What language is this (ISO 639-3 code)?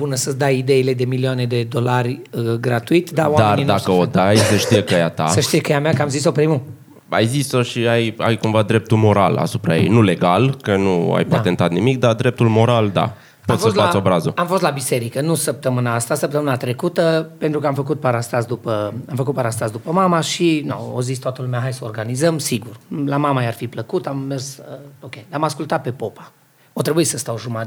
ron